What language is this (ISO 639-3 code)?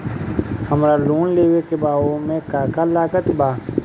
bho